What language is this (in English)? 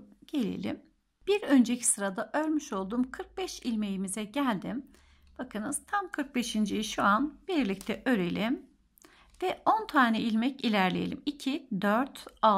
Turkish